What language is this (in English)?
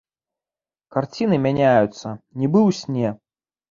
Belarusian